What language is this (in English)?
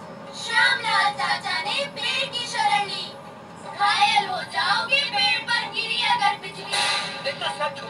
Hindi